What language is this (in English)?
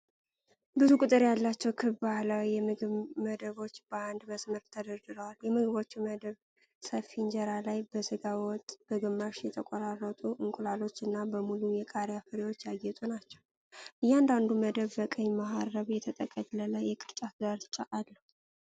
Amharic